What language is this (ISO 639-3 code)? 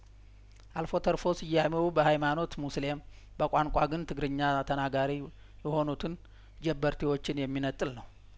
amh